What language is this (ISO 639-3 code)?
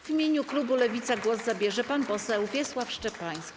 pol